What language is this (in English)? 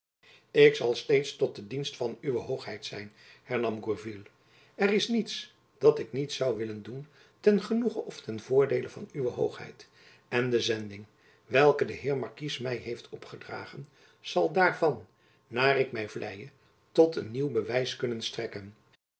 Dutch